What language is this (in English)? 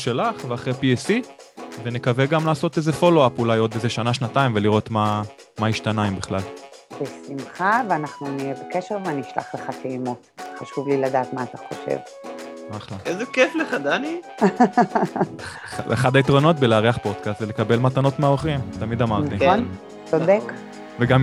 Hebrew